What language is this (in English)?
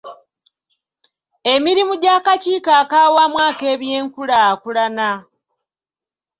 Ganda